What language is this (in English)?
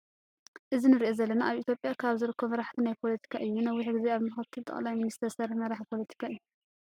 Tigrinya